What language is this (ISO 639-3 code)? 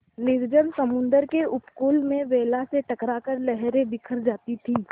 hin